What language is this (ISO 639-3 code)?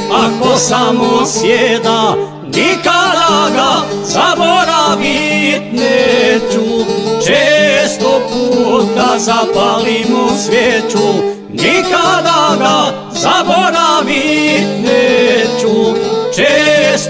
ron